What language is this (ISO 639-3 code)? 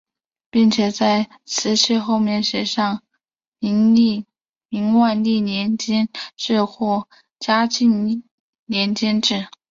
zho